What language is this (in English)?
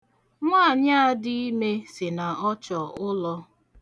Igbo